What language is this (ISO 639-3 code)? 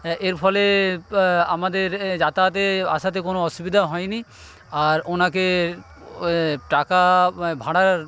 ben